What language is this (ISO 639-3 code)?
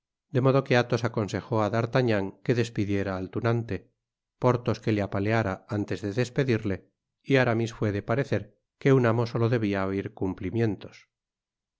spa